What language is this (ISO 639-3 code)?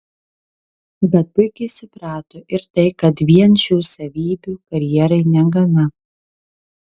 lit